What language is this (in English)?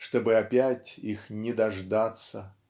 Russian